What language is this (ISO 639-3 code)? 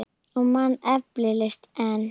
isl